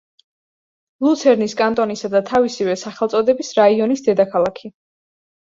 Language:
Georgian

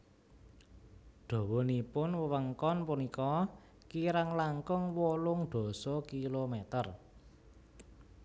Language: Javanese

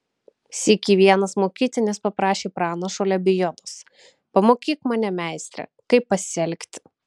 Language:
Lithuanian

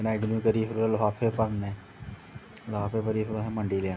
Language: Dogri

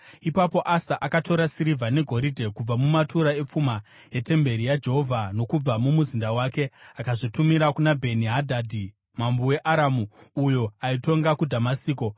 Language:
Shona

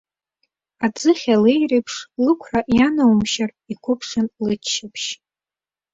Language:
Abkhazian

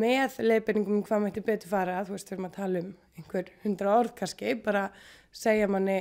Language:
Norwegian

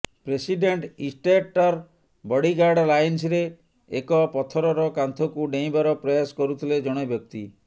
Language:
Odia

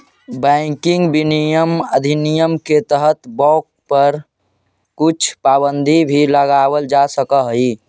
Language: Magahi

